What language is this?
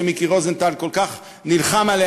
Hebrew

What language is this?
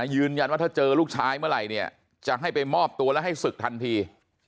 Thai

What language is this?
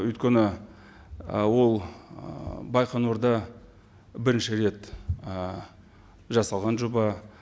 Kazakh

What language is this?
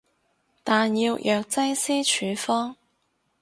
Cantonese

